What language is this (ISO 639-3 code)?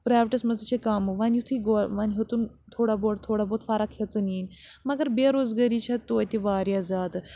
kas